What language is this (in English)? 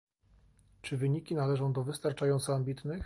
Polish